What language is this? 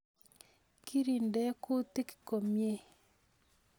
Kalenjin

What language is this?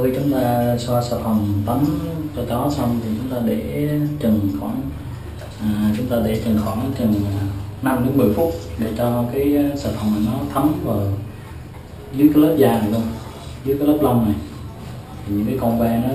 Vietnamese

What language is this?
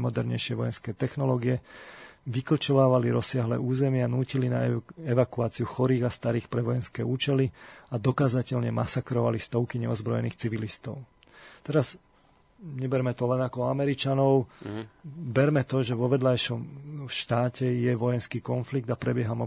Slovak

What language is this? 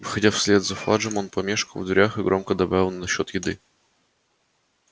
Russian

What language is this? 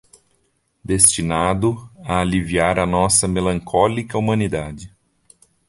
Portuguese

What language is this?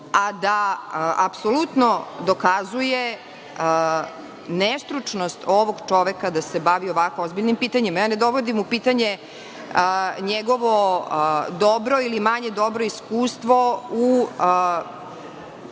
Serbian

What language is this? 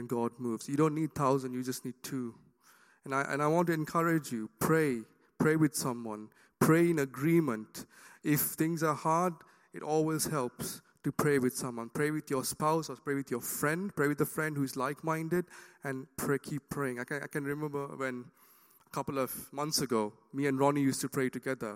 English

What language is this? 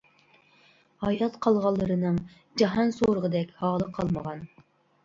Uyghur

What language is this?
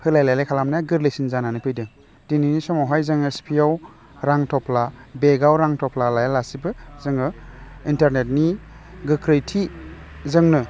Bodo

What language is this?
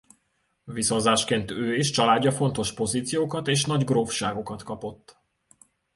Hungarian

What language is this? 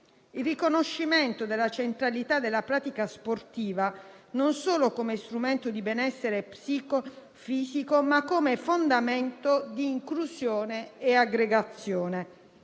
Italian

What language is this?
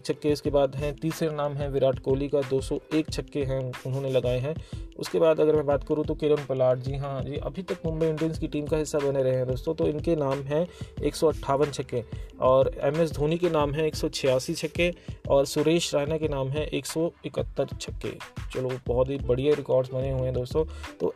Hindi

